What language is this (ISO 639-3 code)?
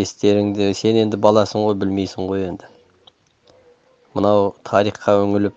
tur